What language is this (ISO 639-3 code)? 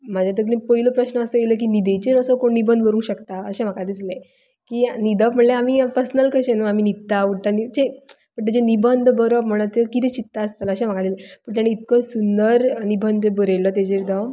kok